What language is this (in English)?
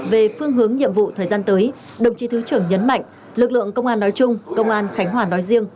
Vietnamese